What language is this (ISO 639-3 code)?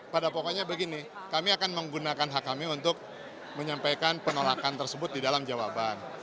ind